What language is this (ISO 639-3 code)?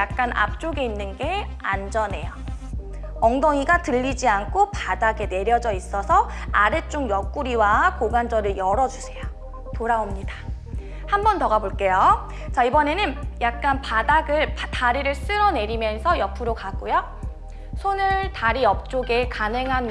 kor